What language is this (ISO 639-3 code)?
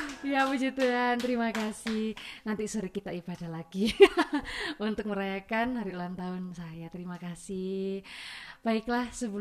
ind